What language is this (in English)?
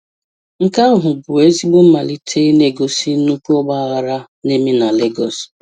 Igbo